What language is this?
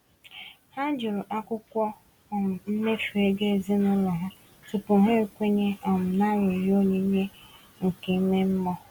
Igbo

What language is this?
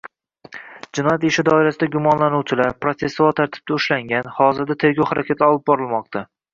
Uzbek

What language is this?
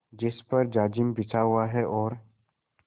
Hindi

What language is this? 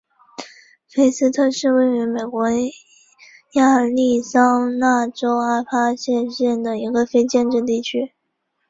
Chinese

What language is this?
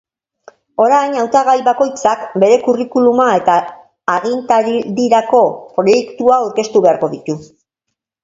Basque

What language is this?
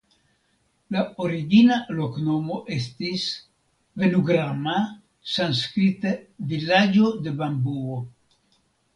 Esperanto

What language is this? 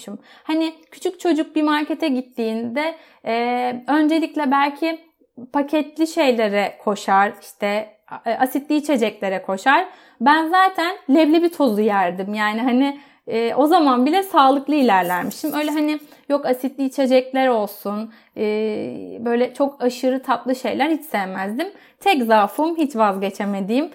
Turkish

